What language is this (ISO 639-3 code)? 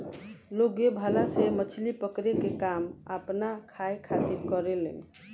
bho